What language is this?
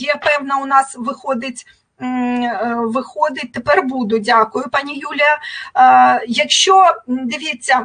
Ukrainian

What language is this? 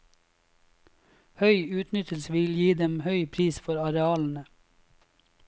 Norwegian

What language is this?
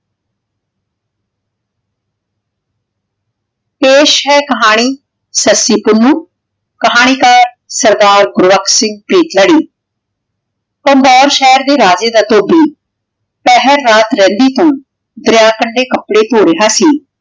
Punjabi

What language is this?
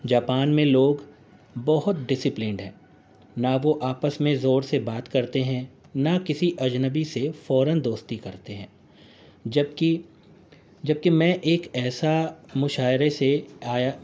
Urdu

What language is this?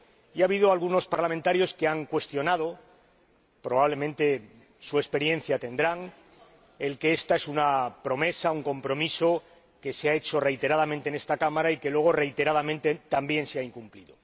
Spanish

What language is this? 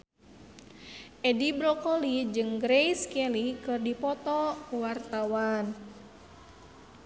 Sundanese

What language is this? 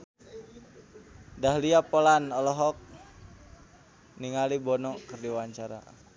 Sundanese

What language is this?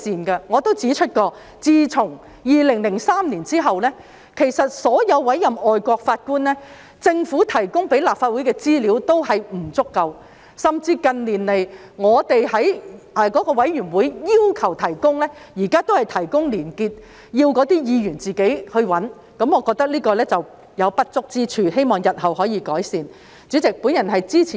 Cantonese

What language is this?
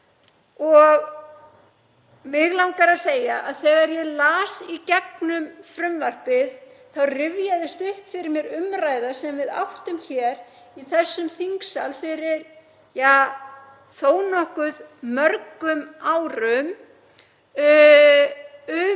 Icelandic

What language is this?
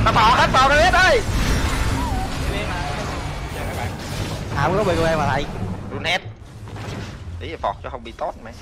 Vietnamese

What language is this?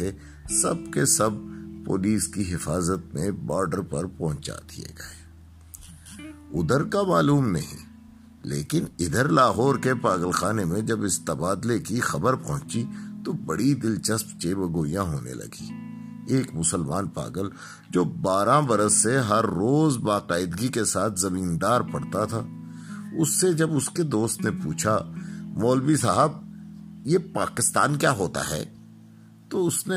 Urdu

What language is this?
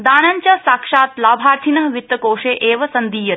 Sanskrit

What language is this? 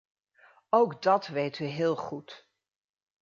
Dutch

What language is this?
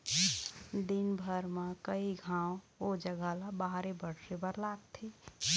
Chhattisgarhi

